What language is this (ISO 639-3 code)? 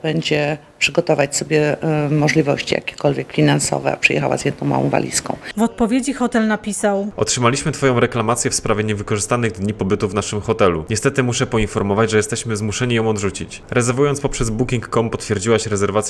pol